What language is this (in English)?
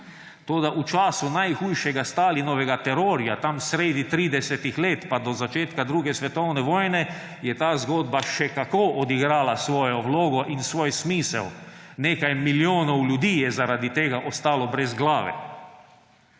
Slovenian